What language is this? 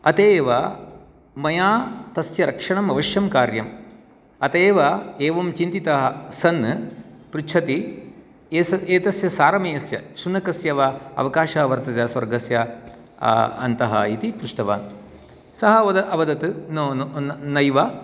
Sanskrit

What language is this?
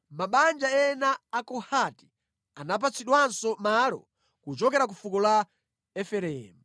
Nyanja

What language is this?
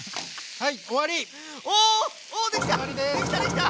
Japanese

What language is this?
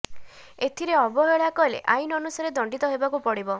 Odia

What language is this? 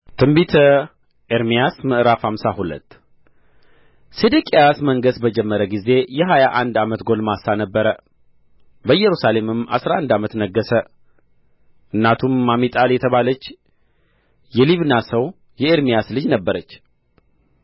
Amharic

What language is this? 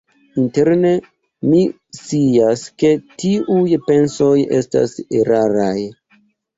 Esperanto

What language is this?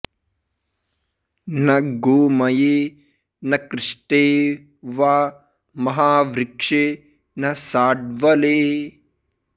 Sanskrit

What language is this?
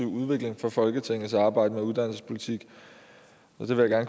Danish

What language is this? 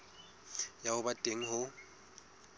Southern Sotho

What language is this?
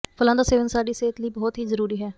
Punjabi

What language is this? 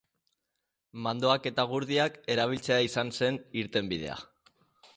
Basque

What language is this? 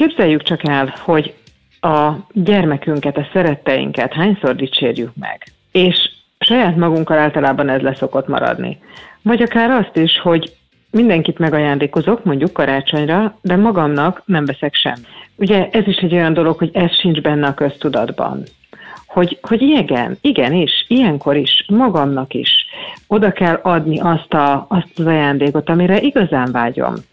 Hungarian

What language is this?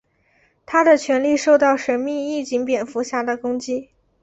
Chinese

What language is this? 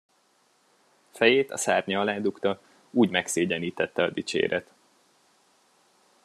Hungarian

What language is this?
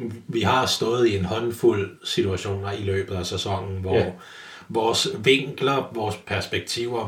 Danish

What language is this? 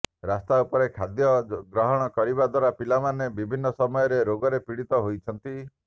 Odia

